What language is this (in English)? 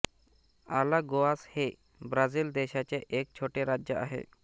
Marathi